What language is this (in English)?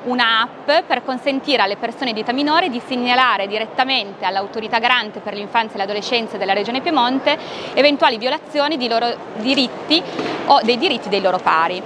Italian